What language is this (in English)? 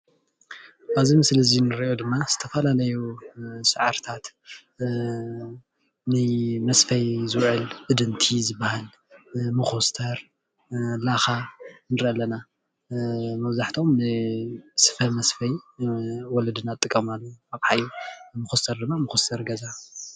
Tigrinya